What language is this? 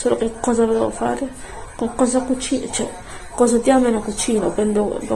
Italian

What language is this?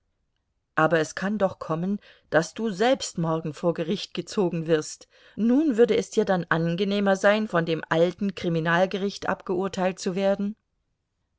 German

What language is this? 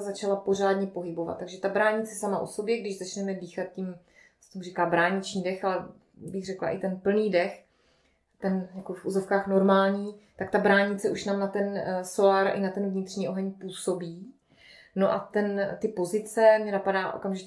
Czech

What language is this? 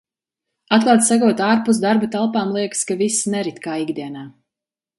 Latvian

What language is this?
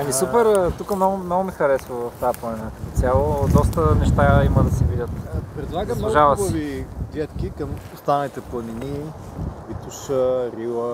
Bulgarian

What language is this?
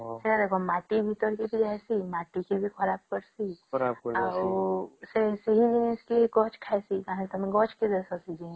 Odia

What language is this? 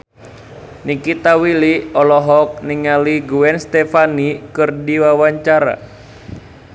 Sundanese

